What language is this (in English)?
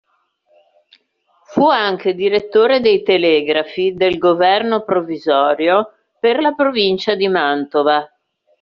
Italian